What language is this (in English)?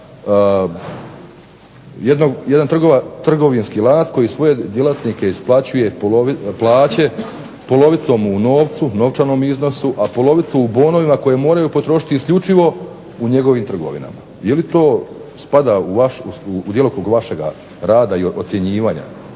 Croatian